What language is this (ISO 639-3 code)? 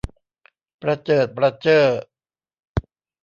tha